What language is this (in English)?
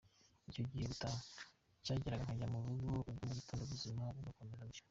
Kinyarwanda